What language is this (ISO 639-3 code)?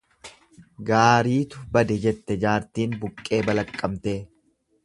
orm